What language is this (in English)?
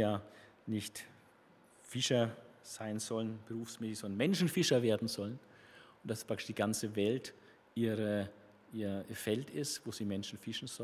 German